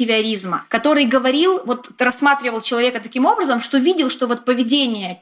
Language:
Russian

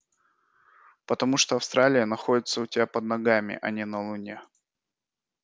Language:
Russian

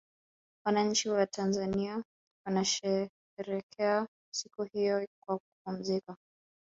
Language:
Swahili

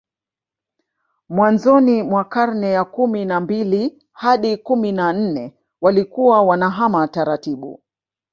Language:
Swahili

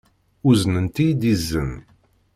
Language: Kabyle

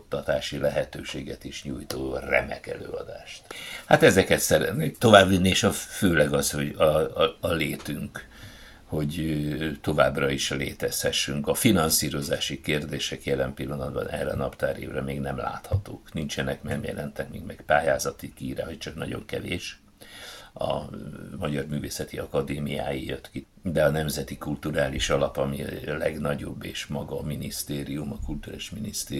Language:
Hungarian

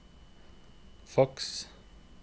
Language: Norwegian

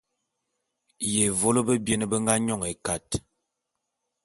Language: Bulu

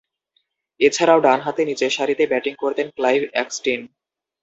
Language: Bangla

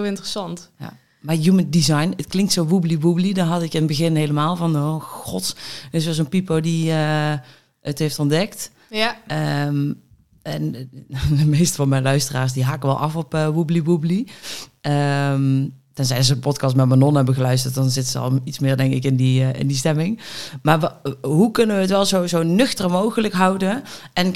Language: Dutch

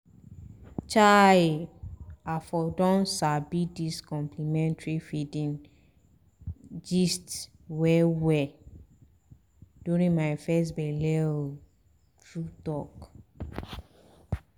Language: Nigerian Pidgin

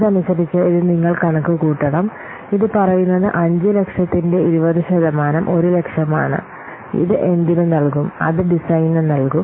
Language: Malayalam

